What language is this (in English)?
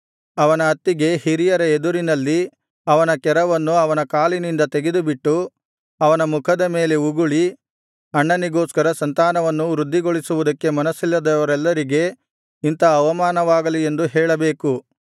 Kannada